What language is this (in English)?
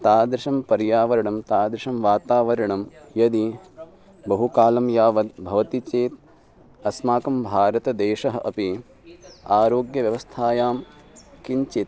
Sanskrit